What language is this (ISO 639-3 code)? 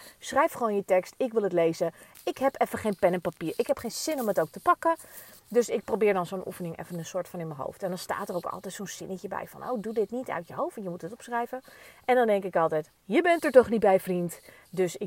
nld